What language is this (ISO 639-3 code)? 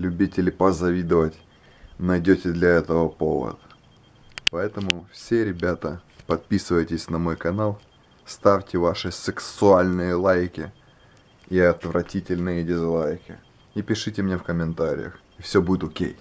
rus